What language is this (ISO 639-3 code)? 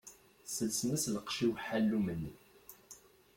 kab